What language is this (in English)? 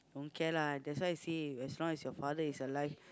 English